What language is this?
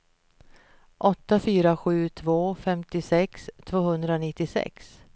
Swedish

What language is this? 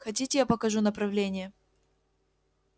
Russian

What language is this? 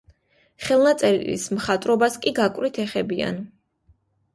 Georgian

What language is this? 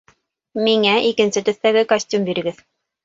Bashkir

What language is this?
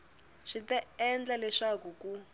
Tsonga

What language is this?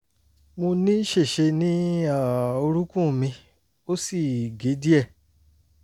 Yoruba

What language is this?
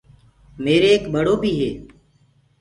Gurgula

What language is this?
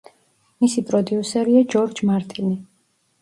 Georgian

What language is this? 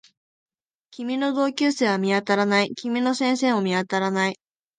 Japanese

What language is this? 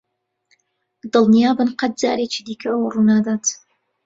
Central Kurdish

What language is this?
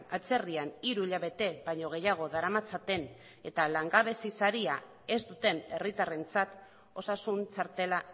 Basque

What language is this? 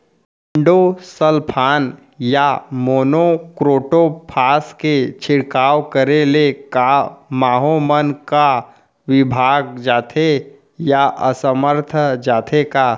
Chhattisgarhi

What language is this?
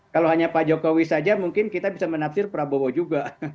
Indonesian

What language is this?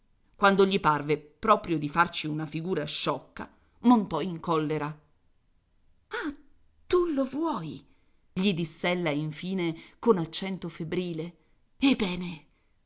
Italian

